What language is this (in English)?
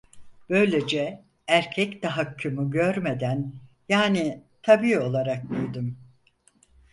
Turkish